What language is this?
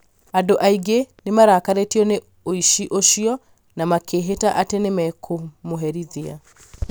Kikuyu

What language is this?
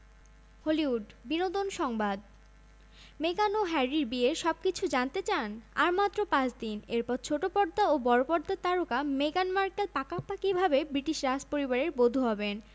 Bangla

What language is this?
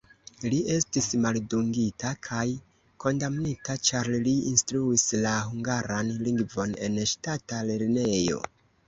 Esperanto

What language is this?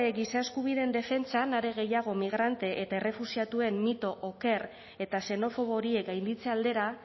Basque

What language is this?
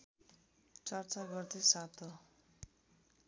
Nepali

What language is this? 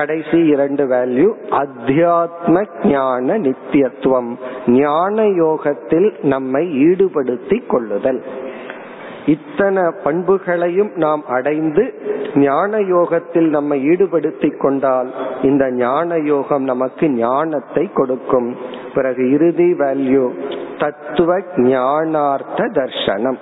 Tamil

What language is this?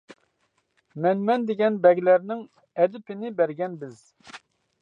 Uyghur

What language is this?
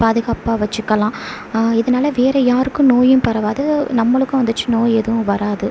Tamil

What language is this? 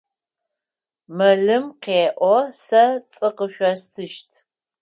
Adyghe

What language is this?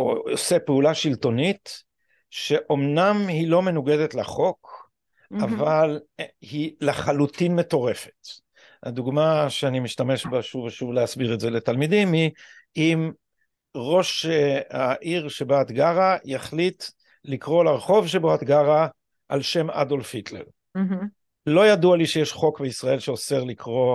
Hebrew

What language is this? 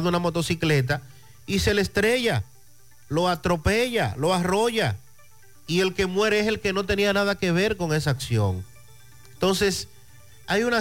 Spanish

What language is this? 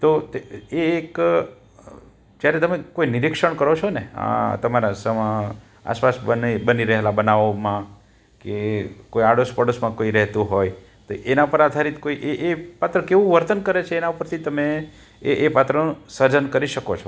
Gujarati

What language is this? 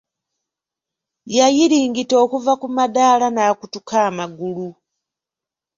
Ganda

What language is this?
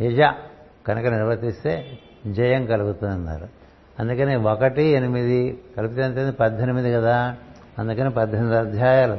Telugu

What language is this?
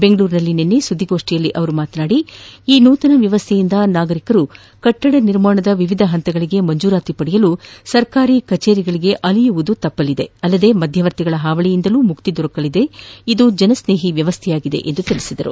Kannada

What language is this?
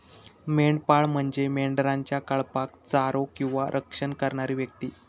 Marathi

